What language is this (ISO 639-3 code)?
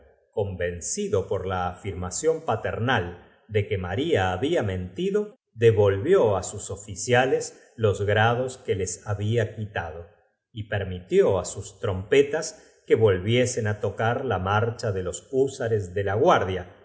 spa